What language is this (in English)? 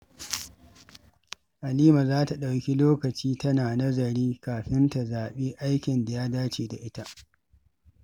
Hausa